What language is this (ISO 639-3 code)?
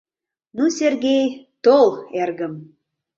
chm